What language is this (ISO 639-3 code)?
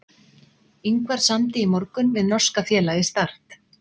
isl